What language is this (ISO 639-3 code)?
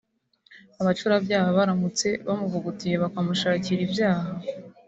kin